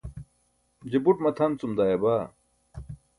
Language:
Burushaski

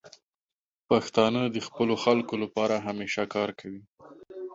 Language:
Pashto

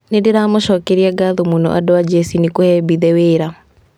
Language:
Kikuyu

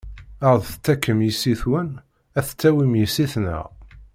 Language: Kabyle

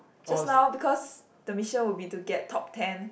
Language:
English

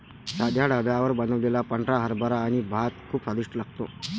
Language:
Marathi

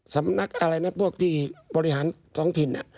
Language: Thai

